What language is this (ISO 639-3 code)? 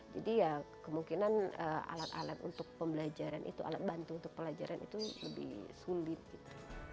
ind